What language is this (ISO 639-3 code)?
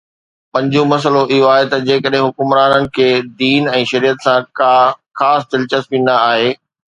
snd